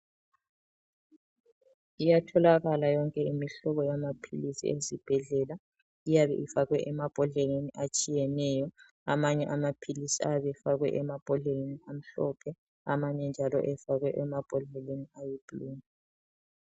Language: North Ndebele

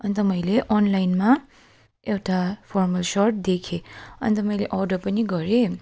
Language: Nepali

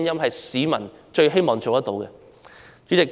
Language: Cantonese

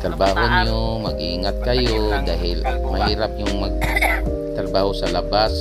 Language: Filipino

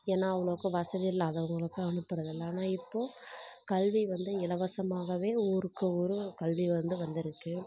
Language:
Tamil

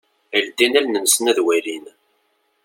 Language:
Kabyle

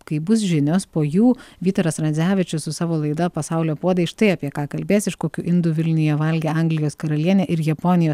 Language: Lithuanian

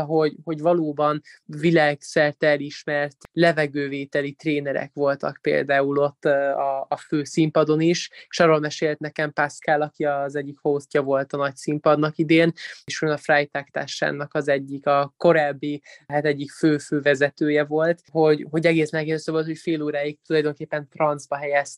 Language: Hungarian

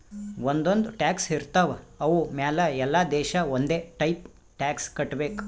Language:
Kannada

